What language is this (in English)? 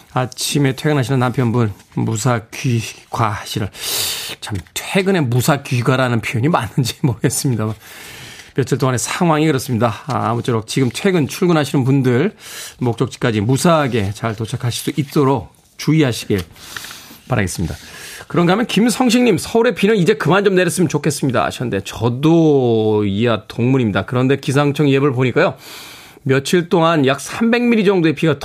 Korean